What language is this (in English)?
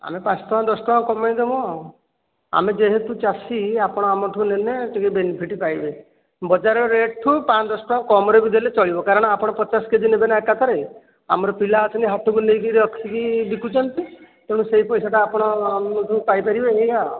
Odia